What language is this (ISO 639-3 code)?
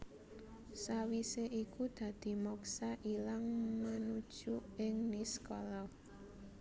jav